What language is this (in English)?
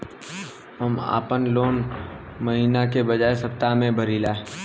Bhojpuri